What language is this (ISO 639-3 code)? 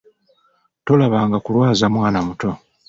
lug